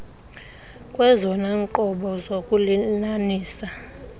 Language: Xhosa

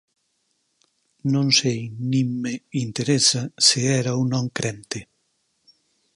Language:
Galician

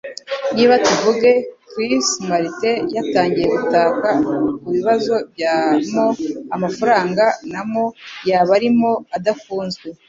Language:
Kinyarwanda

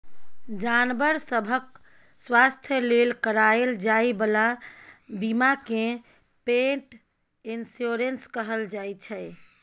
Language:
Maithili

